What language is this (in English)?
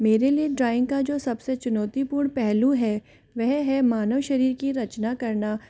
Hindi